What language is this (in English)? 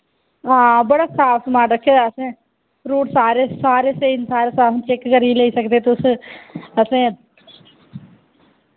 Dogri